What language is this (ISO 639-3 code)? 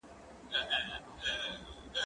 pus